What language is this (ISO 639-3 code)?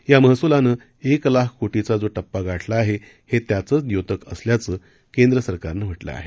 mar